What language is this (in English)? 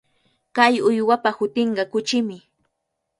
Cajatambo North Lima Quechua